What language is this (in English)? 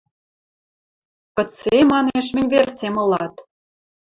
Western Mari